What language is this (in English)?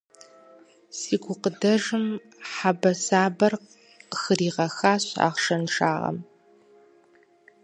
Kabardian